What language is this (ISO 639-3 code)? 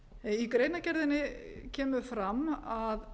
isl